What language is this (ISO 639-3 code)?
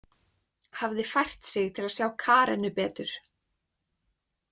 isl